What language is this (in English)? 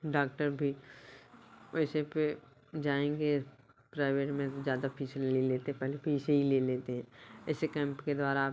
Hindi